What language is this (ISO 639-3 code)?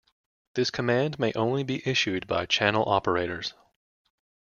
eng